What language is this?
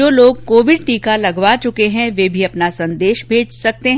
Hindi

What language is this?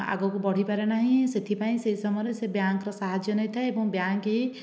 Odia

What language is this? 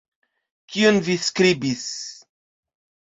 Esperanto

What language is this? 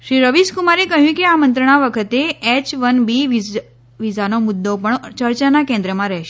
Gujarati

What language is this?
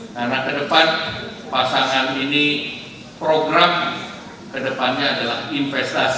Indonesian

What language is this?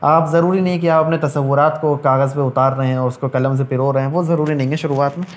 Urdu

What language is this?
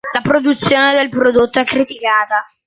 Italian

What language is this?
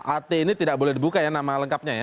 Indonesian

